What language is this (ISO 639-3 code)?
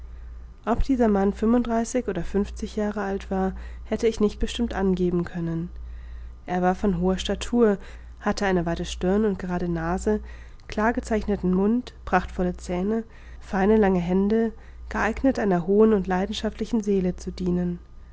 deu